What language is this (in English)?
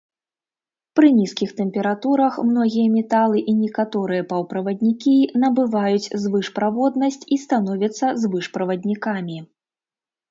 Belarusian